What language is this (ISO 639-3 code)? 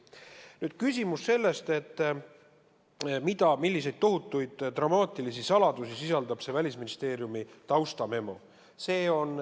est